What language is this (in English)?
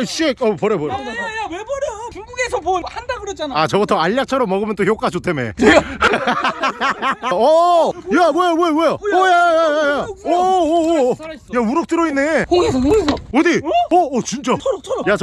Korean